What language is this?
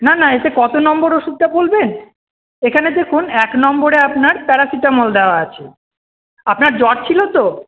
Bangla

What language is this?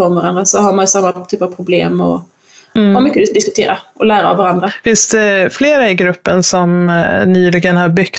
Swedish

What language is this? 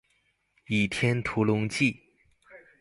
Chinese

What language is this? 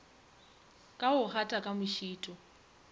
Northern Sotho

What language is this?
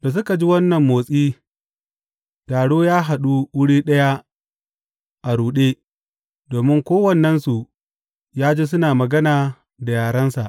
Hausa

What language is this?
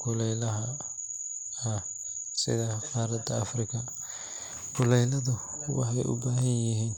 Somali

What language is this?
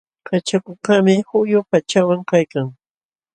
Jauja Wanca Quechua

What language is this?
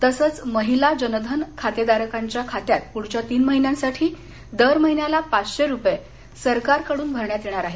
Marathi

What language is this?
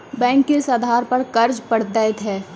Maithili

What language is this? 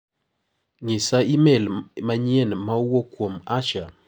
Luo (Kenya and Tanzania)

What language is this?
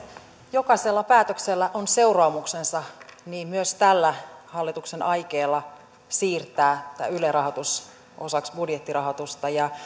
Finnish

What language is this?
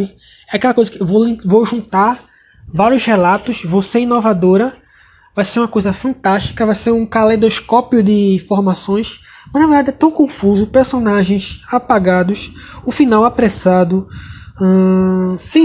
Portuguese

